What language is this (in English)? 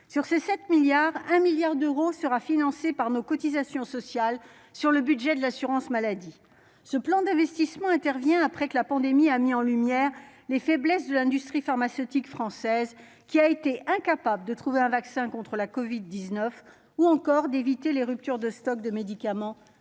French